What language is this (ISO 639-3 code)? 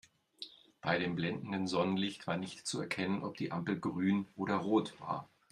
deu